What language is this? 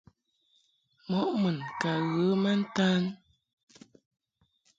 Mungaka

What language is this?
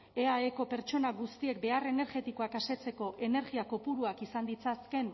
Basque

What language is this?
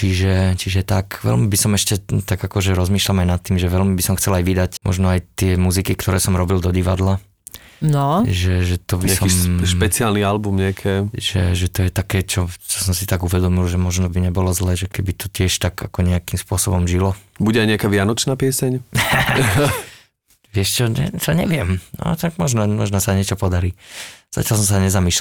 Slovak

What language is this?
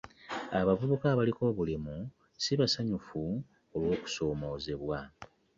Ganda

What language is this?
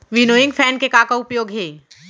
Chhattisgarhi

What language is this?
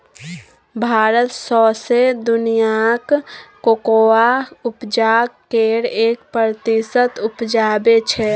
Maithili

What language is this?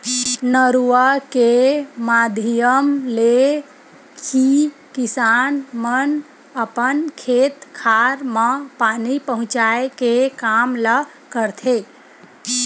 Chhattisgarhi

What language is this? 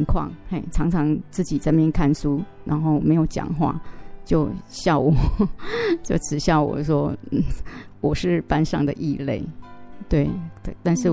Chinese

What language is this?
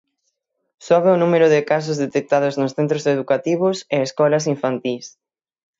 Galician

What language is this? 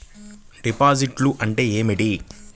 Telugu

